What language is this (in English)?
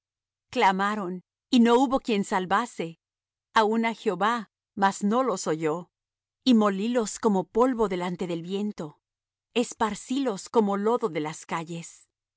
Spanish